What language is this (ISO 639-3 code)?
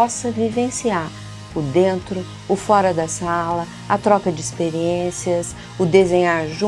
por